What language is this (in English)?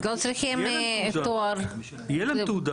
Hebrew